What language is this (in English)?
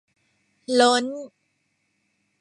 Thai